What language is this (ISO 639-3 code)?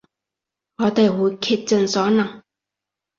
yue